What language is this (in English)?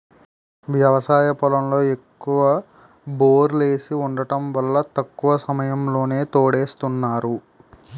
Telugu